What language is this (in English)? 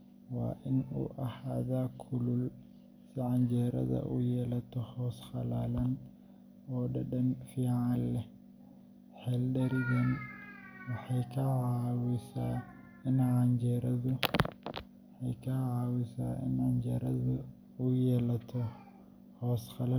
Somali